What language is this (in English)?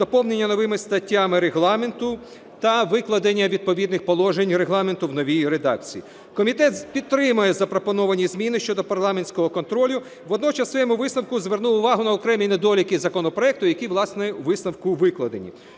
Ukrainian